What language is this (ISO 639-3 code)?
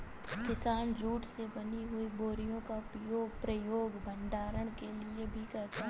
hin